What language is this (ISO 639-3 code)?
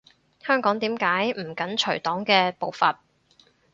yue